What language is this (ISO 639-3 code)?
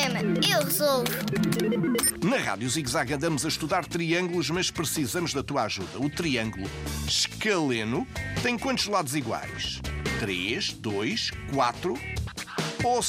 por